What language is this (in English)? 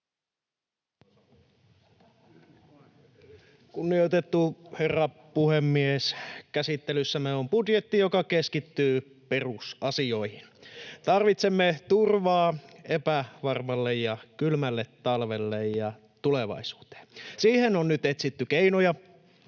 Finnish